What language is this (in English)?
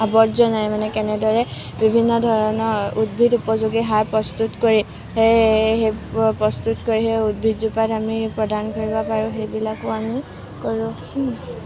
Assamese